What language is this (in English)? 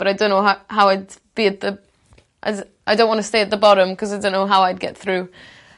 Welsh